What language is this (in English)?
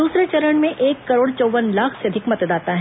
Hindi